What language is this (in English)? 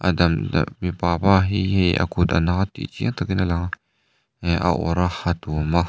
Mizo